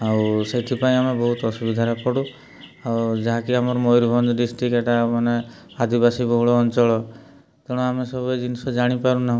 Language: Odia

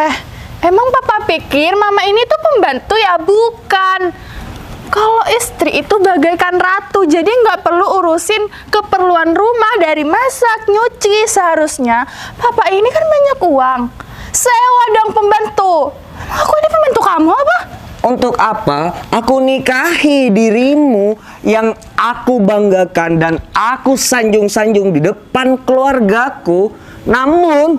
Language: Indonesian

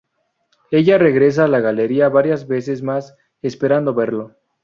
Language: Spanish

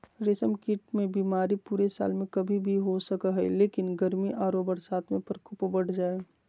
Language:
Magahi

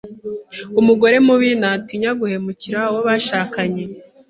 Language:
Kinyarwanda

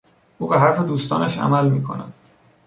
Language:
Persian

